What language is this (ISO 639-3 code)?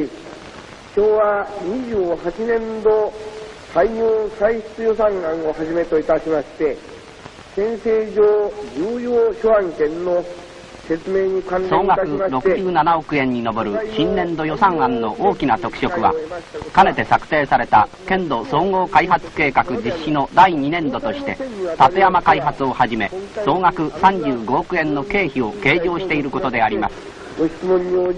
jpn